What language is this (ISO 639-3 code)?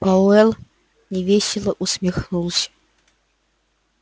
rus